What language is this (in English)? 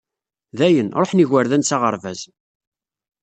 Kabyle